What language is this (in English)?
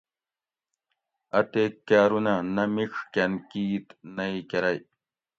Gawri